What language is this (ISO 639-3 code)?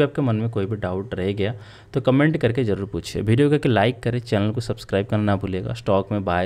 hin